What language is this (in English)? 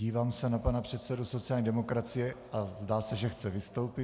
Czech